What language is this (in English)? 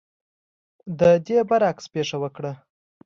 Pashto